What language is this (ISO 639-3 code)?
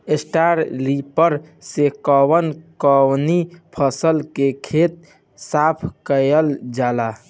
bho